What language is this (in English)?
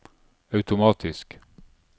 Norwegian